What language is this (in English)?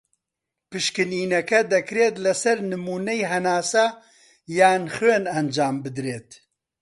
Central Kurdish